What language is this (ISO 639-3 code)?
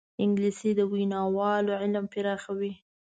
pus